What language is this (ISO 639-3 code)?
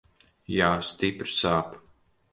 lav